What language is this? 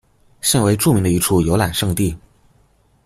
Chinese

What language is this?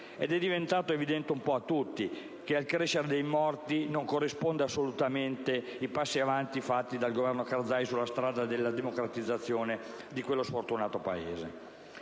Italian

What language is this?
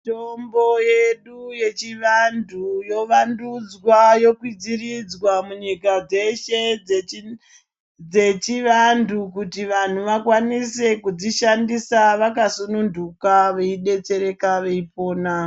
Ndau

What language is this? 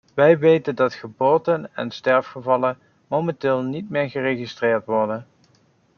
Dutch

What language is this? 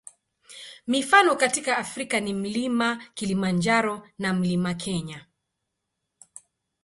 Swahili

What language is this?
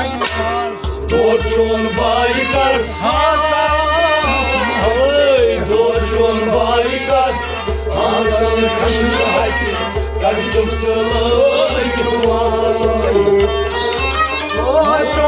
Punjabi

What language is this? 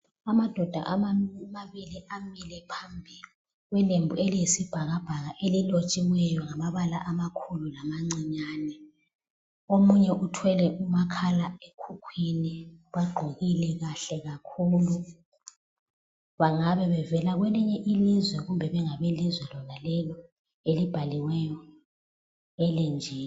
North Ndebele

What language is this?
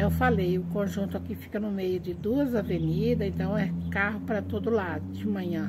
Portuguese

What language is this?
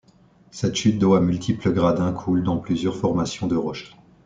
French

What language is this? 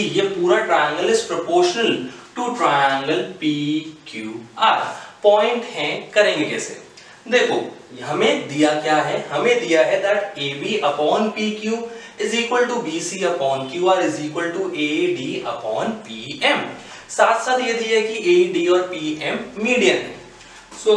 Hindi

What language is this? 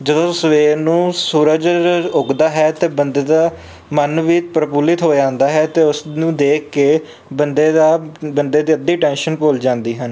Punjabi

